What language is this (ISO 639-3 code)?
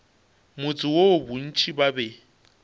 nso